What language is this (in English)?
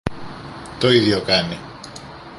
Greek